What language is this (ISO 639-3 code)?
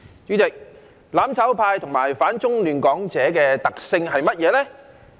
yue